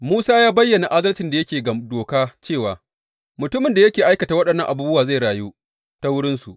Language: Hausa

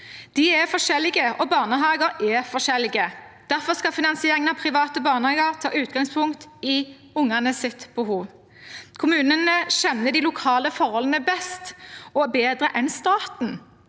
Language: Norwegian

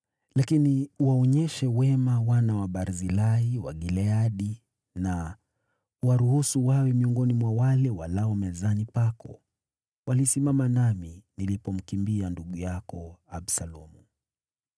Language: Swahili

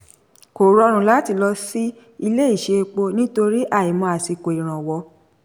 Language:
Yoruba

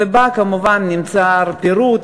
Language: Hebrew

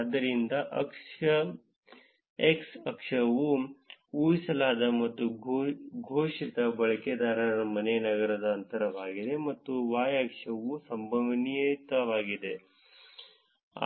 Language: Kannada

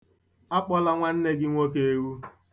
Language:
Igbo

